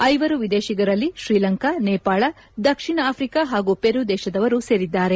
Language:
Kannada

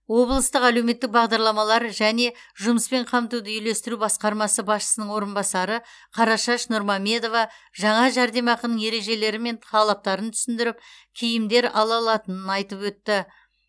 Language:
Kazakh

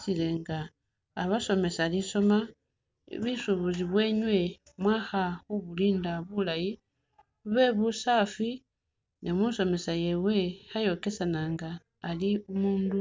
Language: Masaaba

